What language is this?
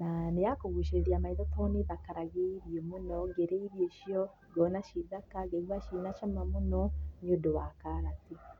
Kikuyu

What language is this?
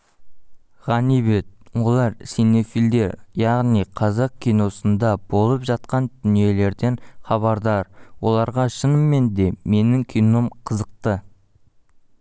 Kazakh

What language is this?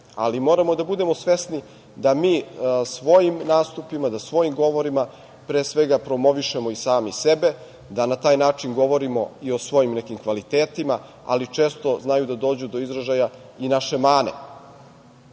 Serbian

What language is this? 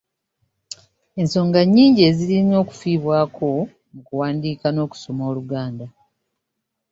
Ganda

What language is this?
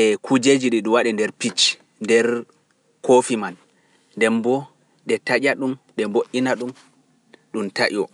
Pular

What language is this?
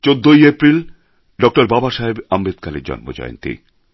Bangla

